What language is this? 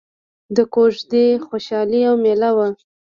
Pashto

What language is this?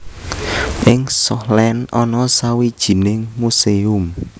Javanese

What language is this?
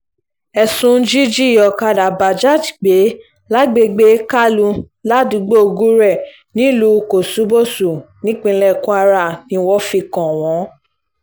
Yoruba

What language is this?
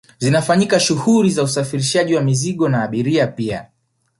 Swahili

